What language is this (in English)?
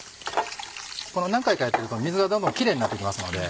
Japanese